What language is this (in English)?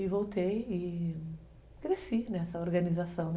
Portuguese